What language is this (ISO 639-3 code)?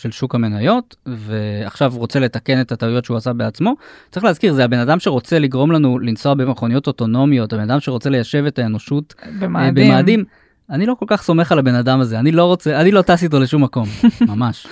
heb